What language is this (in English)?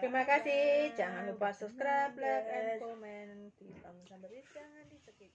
Indonesian